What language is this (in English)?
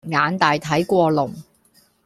Cantonese